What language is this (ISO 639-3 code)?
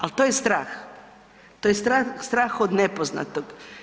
hrv